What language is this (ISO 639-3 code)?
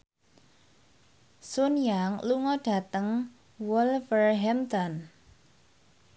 jav